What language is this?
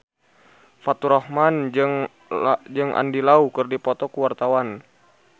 Sundanese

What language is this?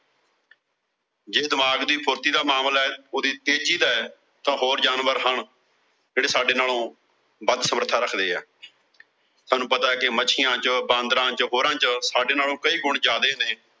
Punjabi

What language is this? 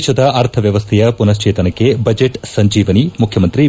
Kannada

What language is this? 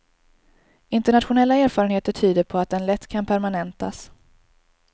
Swedish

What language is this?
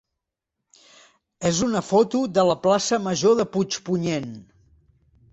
Catalan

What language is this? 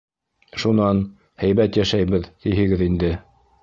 Bashkir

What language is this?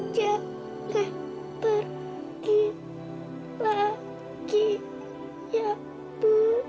Indonesian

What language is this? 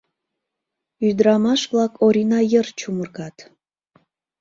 Mari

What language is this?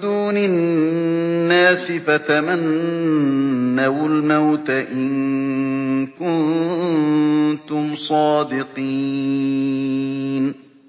Arabic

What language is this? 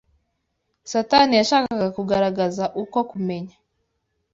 Kinyarwanda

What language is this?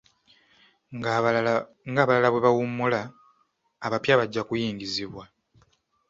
Ganda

